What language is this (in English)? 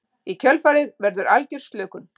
Icelandic